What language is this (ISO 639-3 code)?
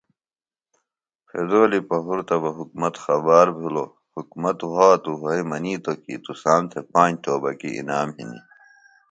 phl